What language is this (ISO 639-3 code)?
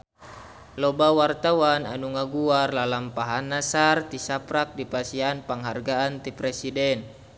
sun